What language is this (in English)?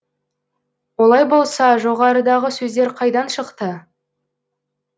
Kazakh